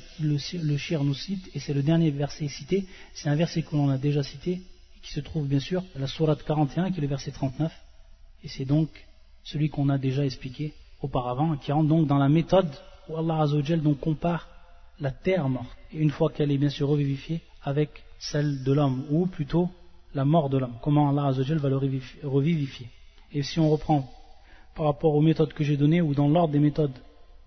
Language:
French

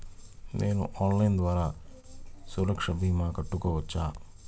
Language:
Telugu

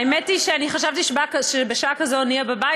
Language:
Hebrew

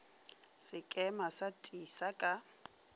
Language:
Northern Sotho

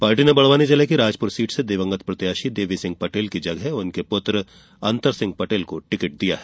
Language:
Hindi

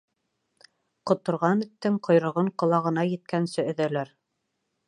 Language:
Bashkir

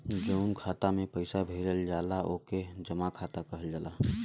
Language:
Bhojpuri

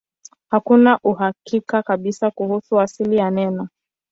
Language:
Swahili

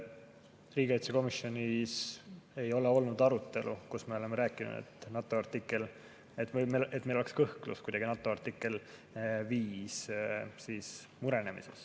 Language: Estonian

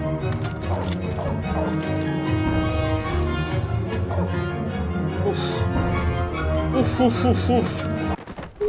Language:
Spanish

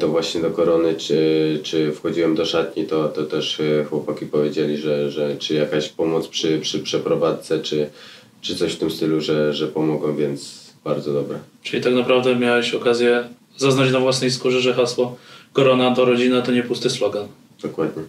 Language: Polish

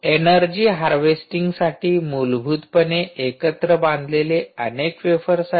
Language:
Marathi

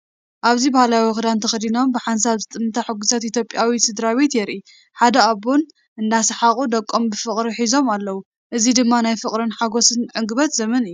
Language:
Tigrinya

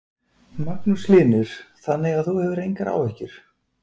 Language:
Icelandic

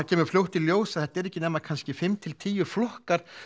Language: Icelandic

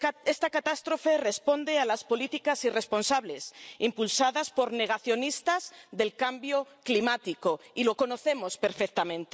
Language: Spanish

